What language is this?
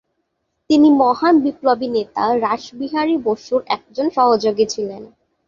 Bangla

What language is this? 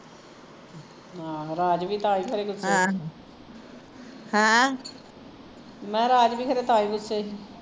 Punjabi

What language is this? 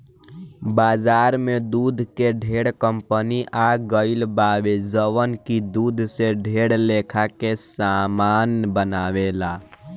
Bhojpuri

